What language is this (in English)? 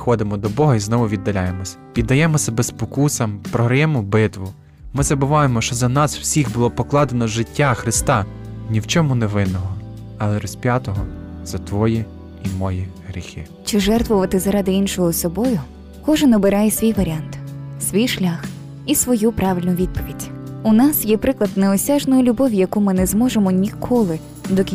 Ukrainian